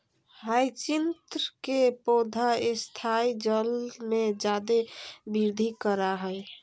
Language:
Magahi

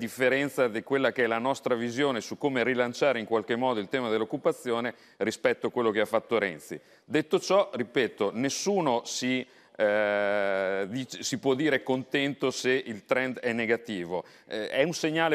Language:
Italian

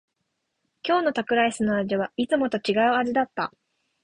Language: Japanese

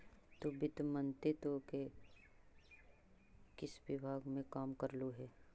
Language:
Magahi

